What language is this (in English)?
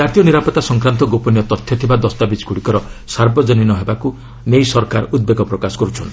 Odia